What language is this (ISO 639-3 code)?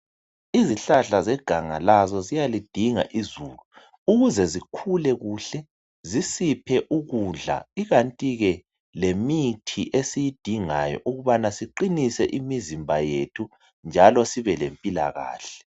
nde